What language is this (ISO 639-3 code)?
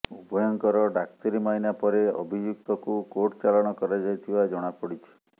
ori